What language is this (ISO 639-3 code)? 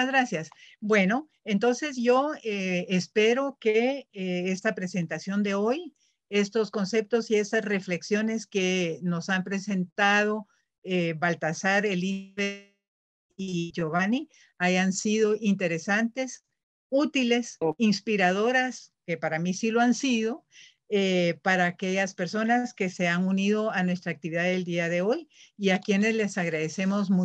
spa